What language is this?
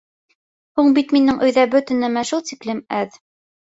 Bashkir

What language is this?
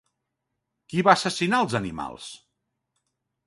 Catalan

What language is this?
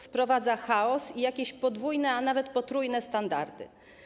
Polish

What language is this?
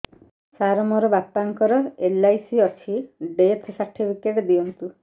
Odia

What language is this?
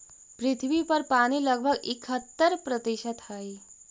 Magahi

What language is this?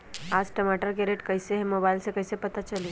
Magahi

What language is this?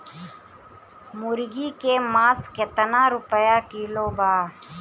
Bhojpuri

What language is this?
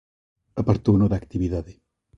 Galician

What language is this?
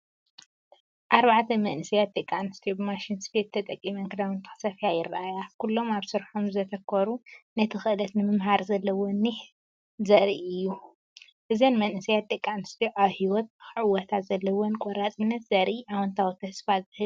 Tigrinya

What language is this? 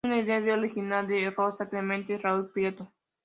Spanish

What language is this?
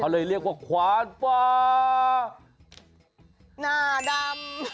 Thai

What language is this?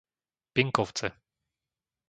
Slovak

